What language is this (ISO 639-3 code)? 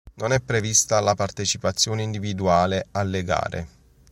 ita